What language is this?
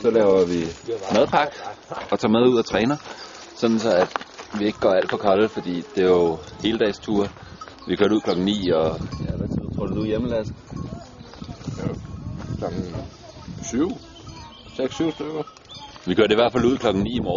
Danish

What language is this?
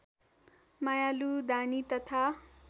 Nepali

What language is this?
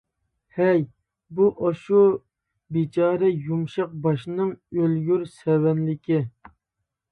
Uyghur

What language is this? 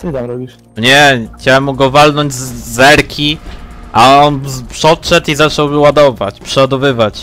Polish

